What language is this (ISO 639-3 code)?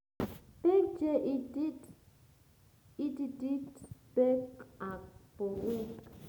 kln